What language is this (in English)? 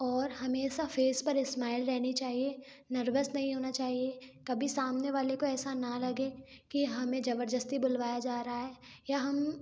Hindi